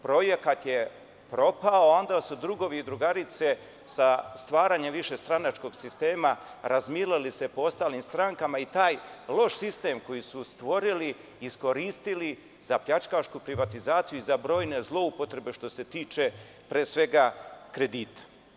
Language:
Serbian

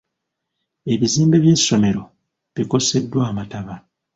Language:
Ganda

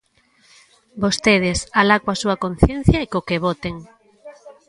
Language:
Galician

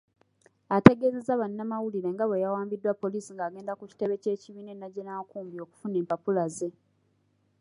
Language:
Ganda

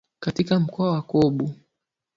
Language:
Swahili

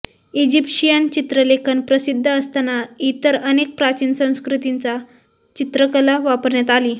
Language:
Marathi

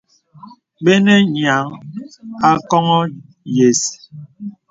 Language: Bebele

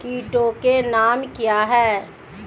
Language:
Hindi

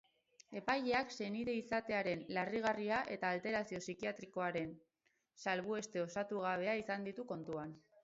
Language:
Basque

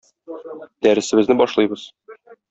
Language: Tatar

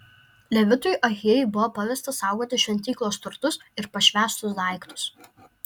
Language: Lithuanian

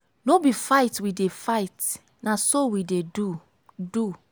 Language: Nigerian Pidgin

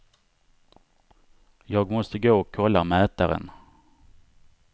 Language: Swedish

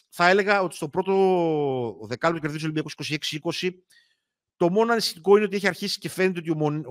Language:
Greek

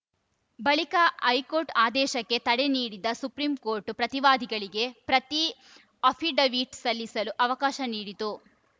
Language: Kannada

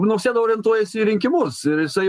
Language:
Lithuanian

